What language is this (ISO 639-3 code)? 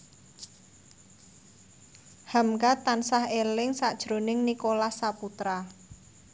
jav